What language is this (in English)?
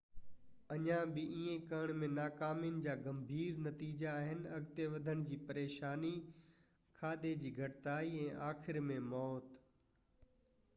Sindhi